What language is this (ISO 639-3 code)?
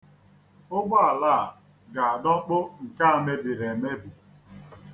ibo